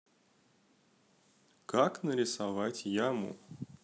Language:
Russian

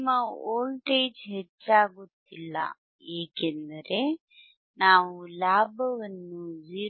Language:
Kannada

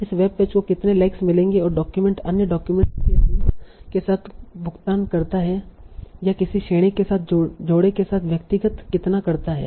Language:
Hindi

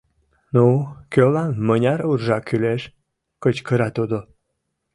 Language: Mari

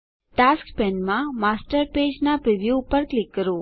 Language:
Gujarati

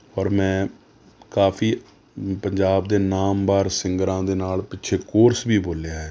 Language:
Punjabi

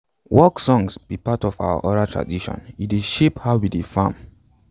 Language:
Nigerian Pidgin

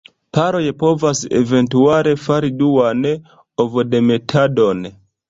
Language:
Esperanto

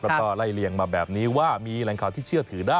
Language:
Thai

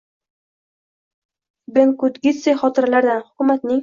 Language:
Uzbek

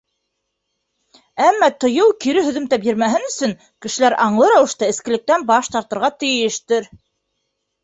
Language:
Bashkir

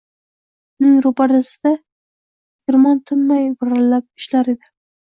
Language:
Uzbek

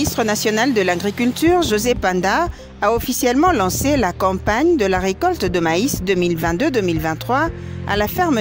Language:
French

